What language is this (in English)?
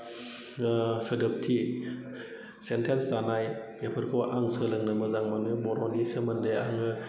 Bodo